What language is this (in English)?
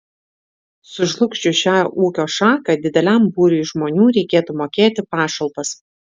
Lithuanian